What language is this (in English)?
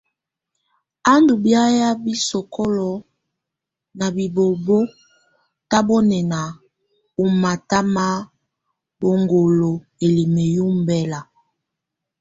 Tunen